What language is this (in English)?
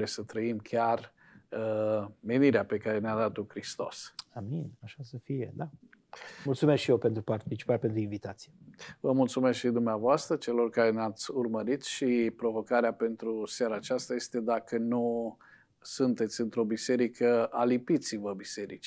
Romanian